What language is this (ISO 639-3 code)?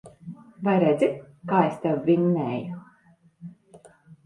lav